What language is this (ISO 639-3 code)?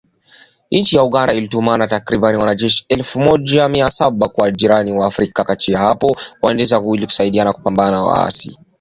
swa